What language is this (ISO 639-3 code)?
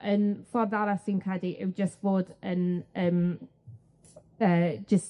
cym